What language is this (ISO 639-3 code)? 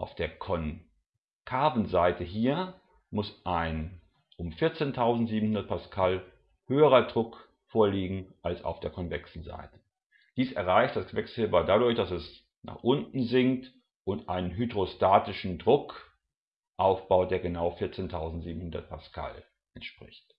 deu